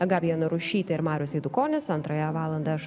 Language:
Lithuanian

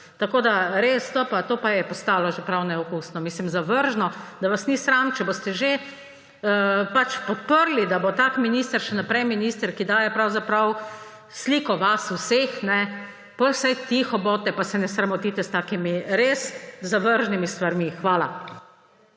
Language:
Slovenian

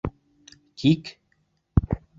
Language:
Bashkir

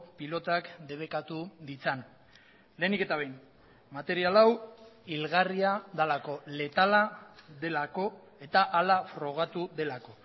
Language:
Basque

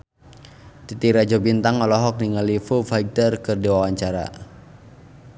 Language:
Sundanese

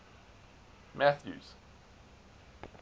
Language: English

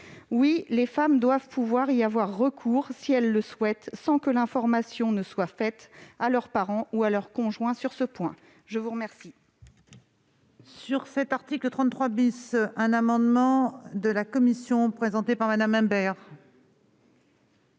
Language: French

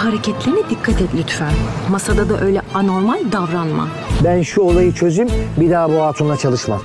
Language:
Turkish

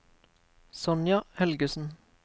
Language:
Norwegian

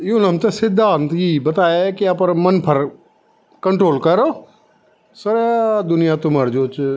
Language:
Garhwali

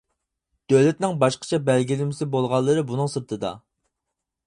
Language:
Uyghur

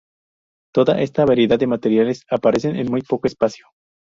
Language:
Spanish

